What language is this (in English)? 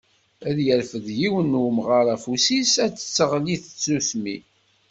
Kabyle